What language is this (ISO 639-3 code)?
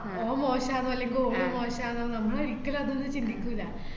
mal